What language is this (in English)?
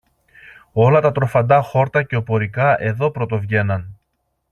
Greek